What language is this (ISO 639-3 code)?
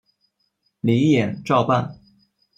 zho